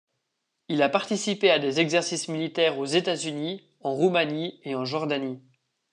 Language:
French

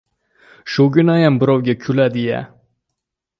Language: Uzbek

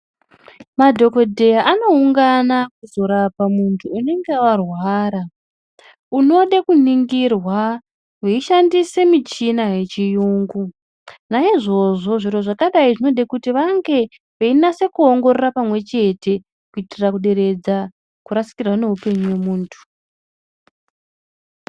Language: Ndau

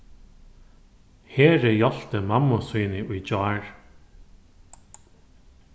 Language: Faroese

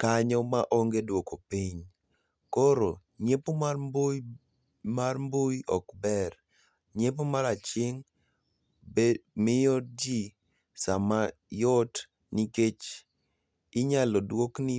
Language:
Luo (Kenya and Tanzania)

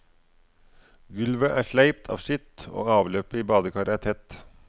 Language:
Norwegian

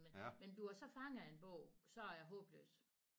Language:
Danish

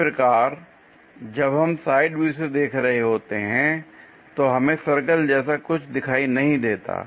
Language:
Hindi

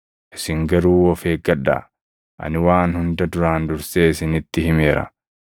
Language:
Oromo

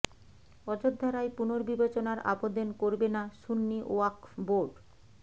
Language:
Bangla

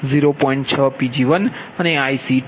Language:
Gujarati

